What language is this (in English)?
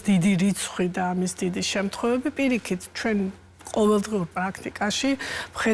English